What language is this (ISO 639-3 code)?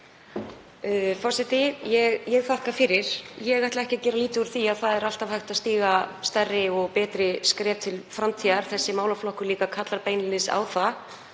isl